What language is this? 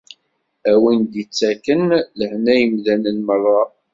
Kabyle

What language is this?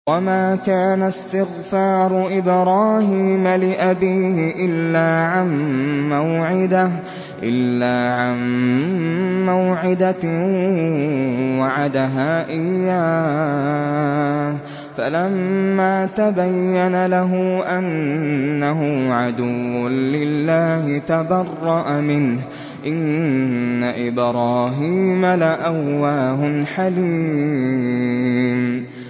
Arabic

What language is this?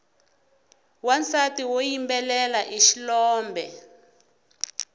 Tsonga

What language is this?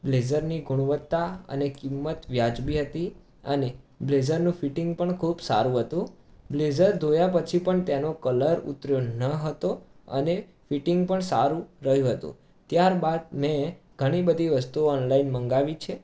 Gujarati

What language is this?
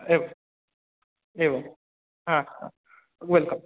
Sanskrit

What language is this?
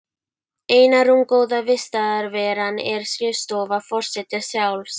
Icelandic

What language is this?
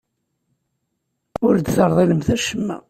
Kabyle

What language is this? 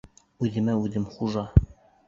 Bashkir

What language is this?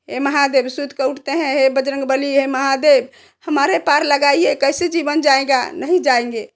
Hindi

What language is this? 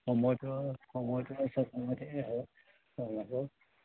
Assamese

